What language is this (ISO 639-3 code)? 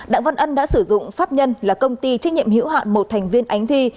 vie